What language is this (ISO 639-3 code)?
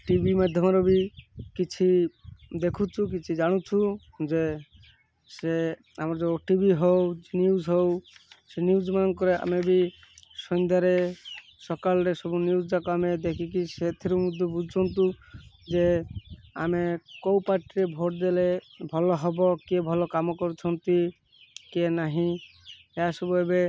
ori